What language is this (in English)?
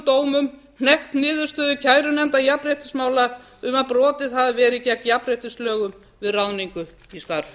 Icelandic